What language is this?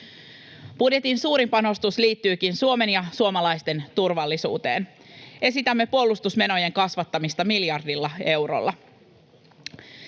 Finnish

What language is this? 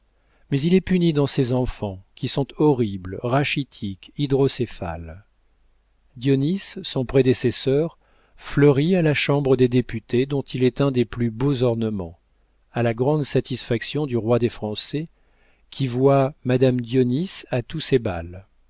French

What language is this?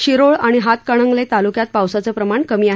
Marathi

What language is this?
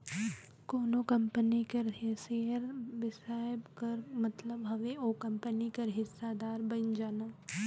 Chhattisgarhi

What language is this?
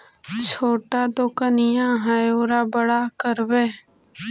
Magahi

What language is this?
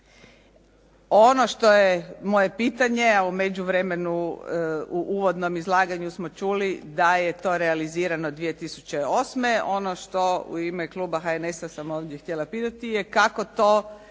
Croatian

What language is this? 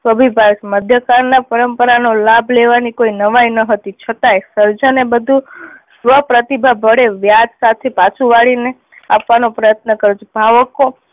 Gujarati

